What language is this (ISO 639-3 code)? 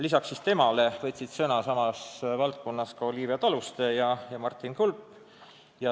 est